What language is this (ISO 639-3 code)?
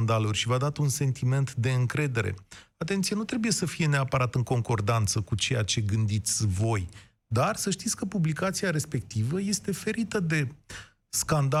ron